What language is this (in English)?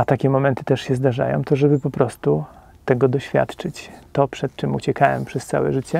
Polish